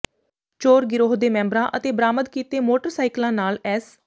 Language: Punjabi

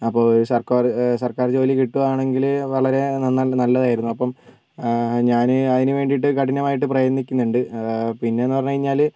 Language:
Malayalam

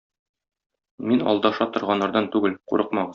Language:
Tatar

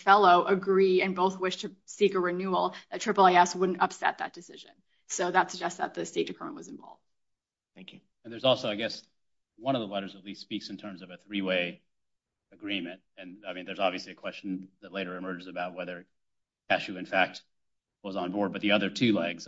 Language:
English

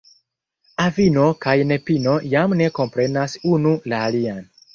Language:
Esperanto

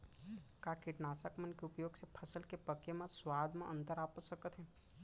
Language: Chhattisgarhi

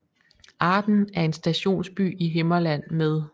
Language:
Danish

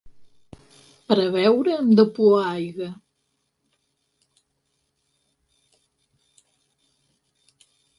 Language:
Catalan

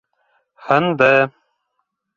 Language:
Bashkir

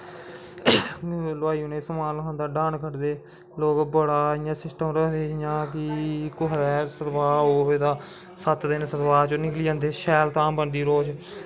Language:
Dogri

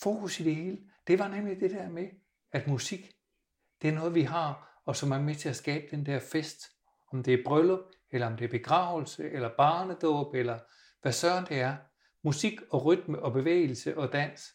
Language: Danish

